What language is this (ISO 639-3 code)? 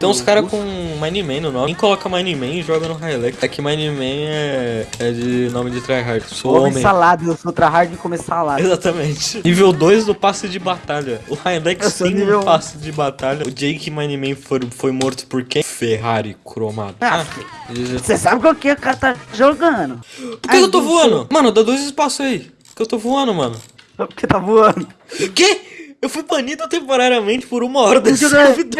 por